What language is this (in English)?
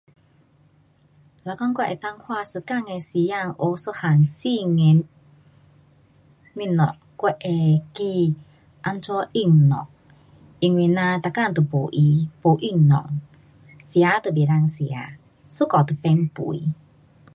Pu-Xian Chinese